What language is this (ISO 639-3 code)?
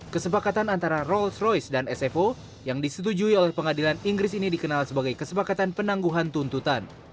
ind